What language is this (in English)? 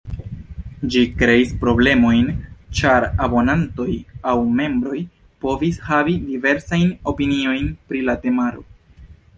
Esperanto